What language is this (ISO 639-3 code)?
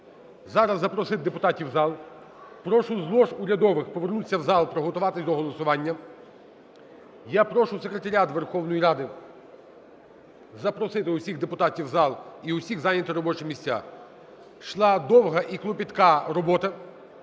ukr